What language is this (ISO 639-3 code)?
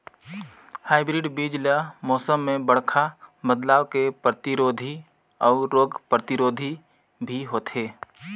hne